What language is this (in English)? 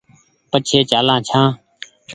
Goaria